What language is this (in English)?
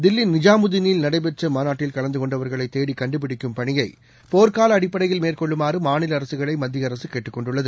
Tamil